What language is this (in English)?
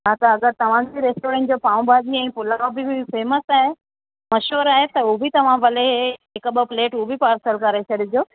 Sindhi